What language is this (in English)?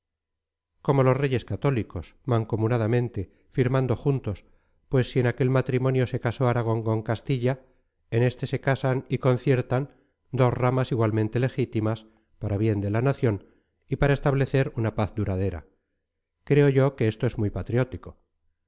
Spanish